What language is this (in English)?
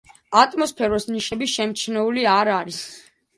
Georgian